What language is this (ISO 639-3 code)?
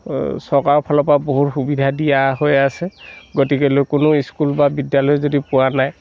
asm